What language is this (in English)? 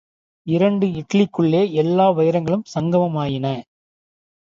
Tamil